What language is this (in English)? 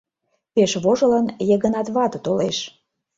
Mari